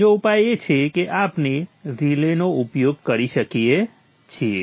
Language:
Gujarati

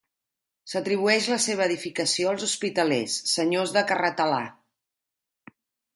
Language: Catalan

